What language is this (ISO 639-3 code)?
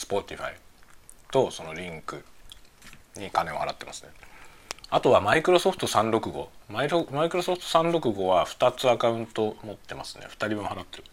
jpn